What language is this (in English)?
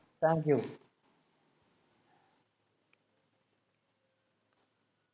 Malayalam